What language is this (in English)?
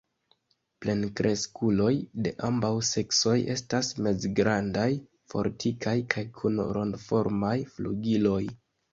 Esperanto